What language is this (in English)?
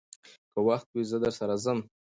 Pashto